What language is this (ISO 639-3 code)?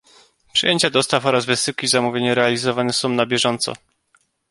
pol